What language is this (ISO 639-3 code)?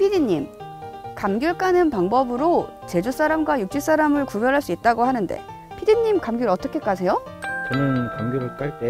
kor